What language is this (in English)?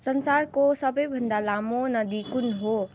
Nepali